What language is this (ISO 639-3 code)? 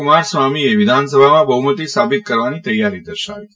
guj